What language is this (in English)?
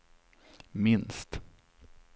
Swedish